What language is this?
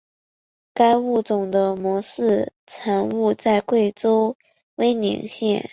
Chinese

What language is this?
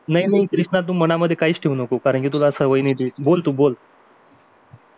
Marathi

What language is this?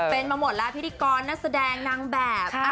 Thai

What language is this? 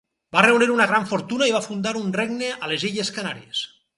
Catalan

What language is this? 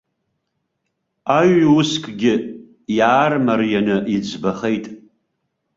Abkhazian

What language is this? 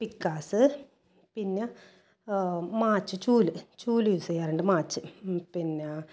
Malayalam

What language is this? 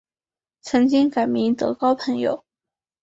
Chinese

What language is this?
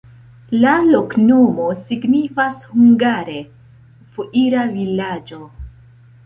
Esperanto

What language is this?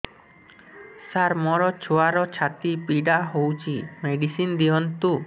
Odia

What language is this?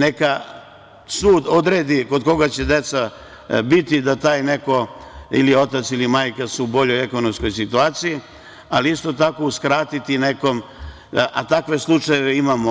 Serbian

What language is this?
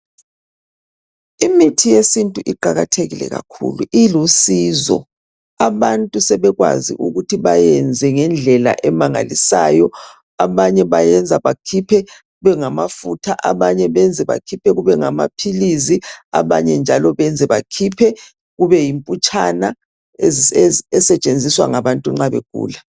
North Ndebele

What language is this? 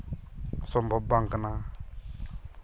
Santali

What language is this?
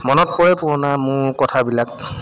Assamese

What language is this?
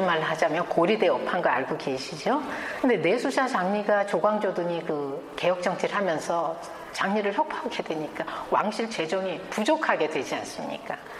Korean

